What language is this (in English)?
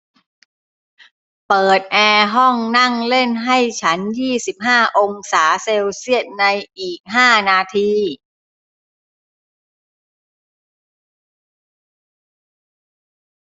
Thai